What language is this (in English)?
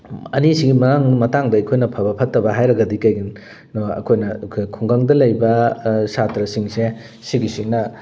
Manipuri